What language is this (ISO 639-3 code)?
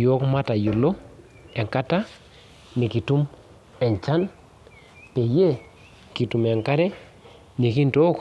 mas